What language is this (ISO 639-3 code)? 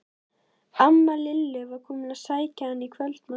isl